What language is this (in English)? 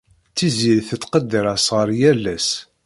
Kabyle